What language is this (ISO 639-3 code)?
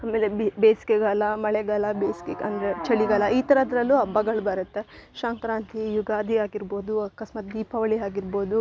kan